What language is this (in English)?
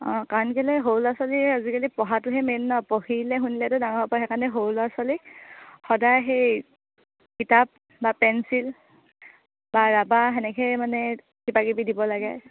Assamese